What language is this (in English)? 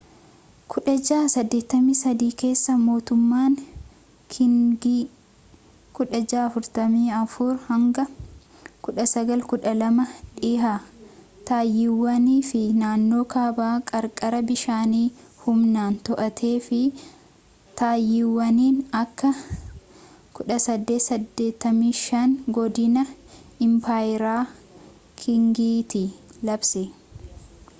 Oromo